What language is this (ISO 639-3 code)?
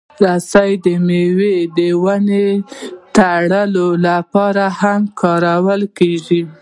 pus